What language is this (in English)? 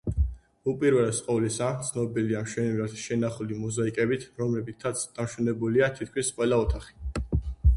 Georgian